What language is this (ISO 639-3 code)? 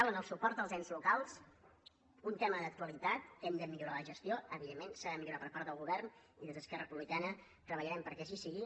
cat